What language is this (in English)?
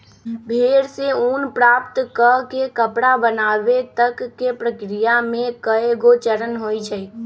Magahi